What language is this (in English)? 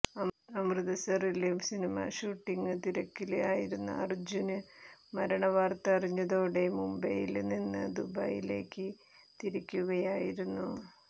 Malayalam